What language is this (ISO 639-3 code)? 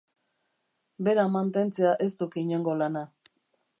eus